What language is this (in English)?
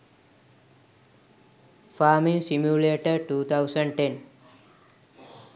Sinhala